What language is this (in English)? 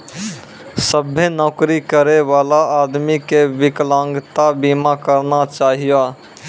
Maithili